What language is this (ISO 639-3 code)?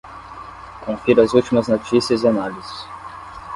por